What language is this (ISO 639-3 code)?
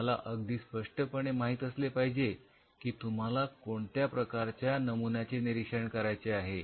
mar